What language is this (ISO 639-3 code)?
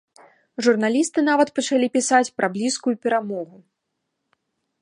bel